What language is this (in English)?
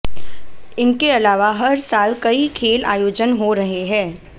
Hindi